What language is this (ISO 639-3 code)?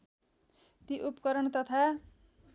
nep